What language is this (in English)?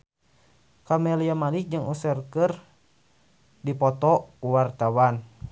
Sundanese